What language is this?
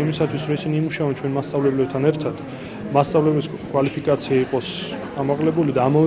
Romanian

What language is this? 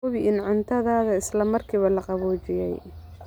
Somali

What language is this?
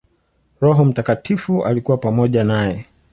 Swahili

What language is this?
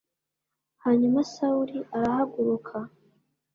Kinyarwanda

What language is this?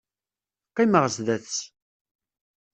Kabyle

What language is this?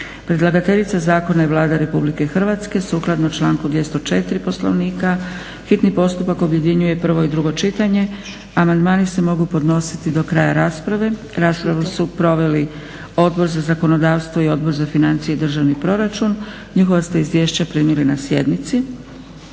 Croatian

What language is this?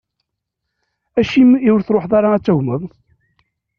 Kabyle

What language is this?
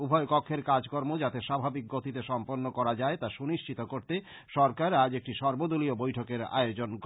Bangla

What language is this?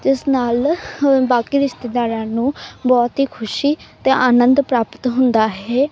Punjabi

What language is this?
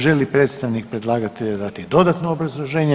Croatian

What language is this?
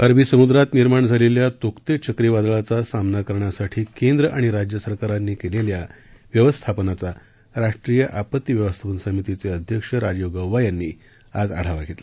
Marathi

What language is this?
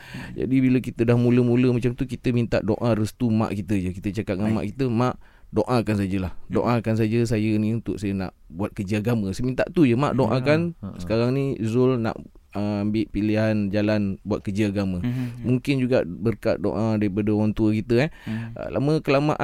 Malay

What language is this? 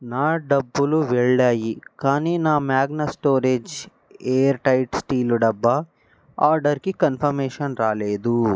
Telugu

